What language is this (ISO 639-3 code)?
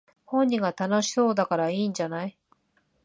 jpn